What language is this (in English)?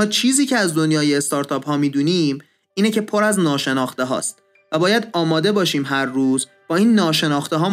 Persian